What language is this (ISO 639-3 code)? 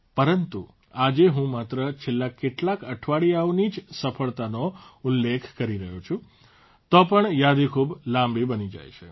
guj